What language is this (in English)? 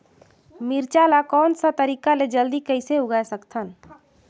Chhattisgarhi